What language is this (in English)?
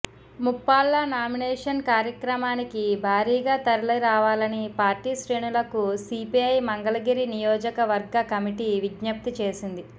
Telugu